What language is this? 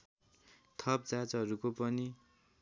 Nepali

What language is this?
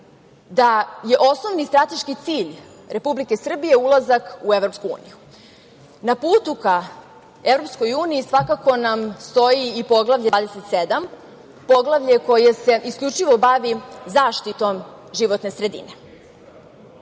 Serbian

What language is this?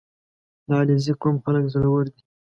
Pashto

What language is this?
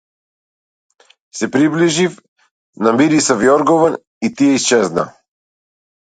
Macedonian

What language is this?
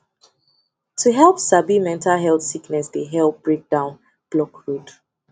Nigerian Pidgin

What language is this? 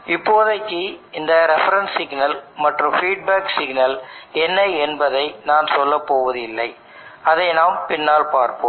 Tamil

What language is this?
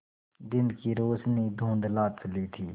Hindi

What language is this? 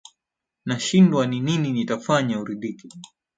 Swahili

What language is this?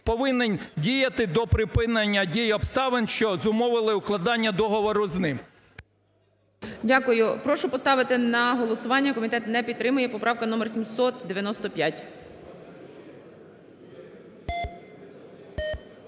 Ukrainian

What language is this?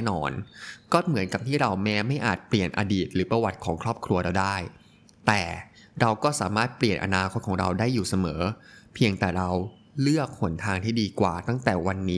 Thai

